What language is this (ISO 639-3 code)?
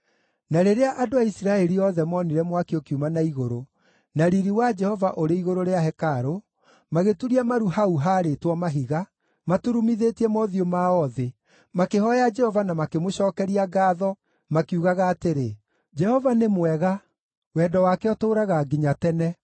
kik